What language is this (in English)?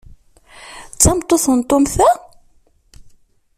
Kabyle